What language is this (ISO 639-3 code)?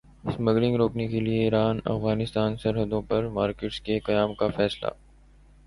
urd